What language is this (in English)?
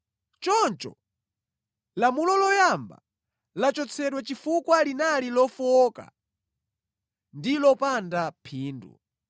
Nyanja